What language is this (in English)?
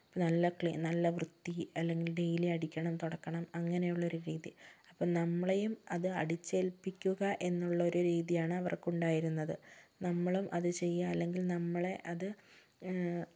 Malayalam